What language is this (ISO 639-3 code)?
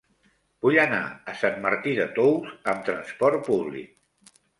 cat